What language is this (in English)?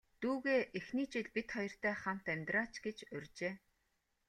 Mongolian